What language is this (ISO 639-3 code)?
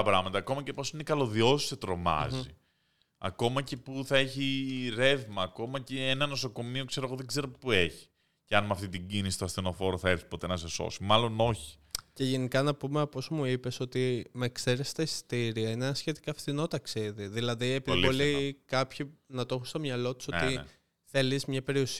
ell